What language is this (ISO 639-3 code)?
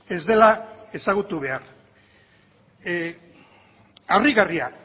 eus